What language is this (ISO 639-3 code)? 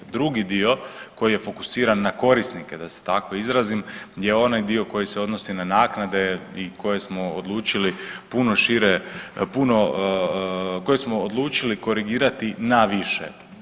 hrv